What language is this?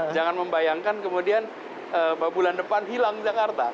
Indonesian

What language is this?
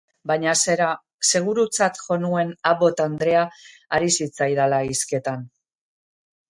Basque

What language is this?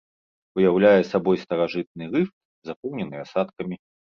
Belarusian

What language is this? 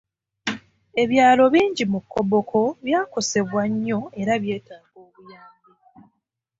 Ganda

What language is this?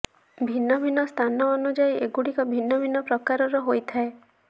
Odia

